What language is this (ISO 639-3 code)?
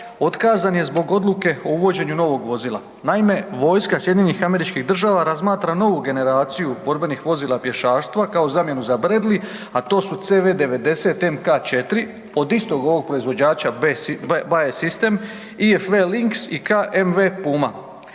hrv